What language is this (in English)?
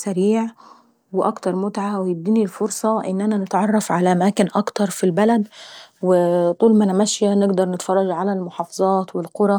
Saidi Arabic